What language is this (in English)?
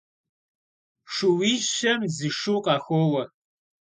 Kabardian